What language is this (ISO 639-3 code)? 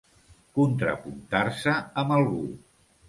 cat